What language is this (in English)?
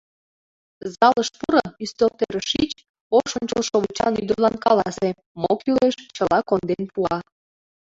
Mari